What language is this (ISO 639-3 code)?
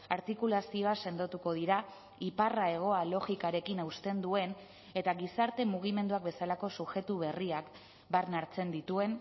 eus